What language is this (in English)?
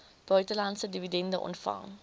Afrikaans